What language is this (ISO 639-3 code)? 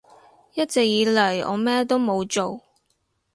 yue